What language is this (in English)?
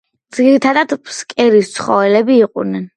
Georgian